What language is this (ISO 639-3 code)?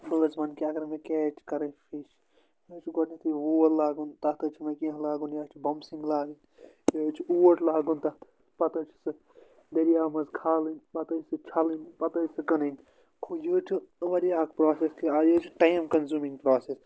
kas